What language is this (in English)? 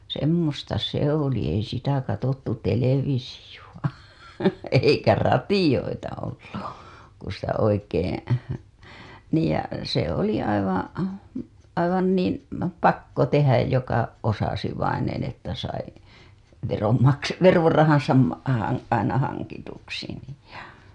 Finnish